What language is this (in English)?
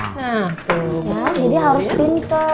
Indonesian